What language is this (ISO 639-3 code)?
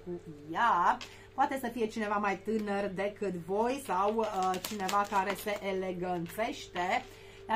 ron